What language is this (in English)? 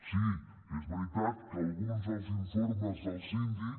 Catalan